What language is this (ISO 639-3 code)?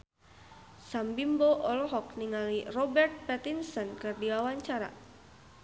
sun